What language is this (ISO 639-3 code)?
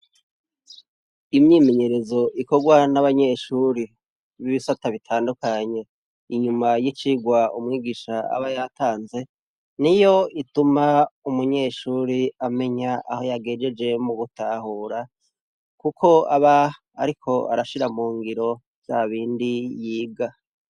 run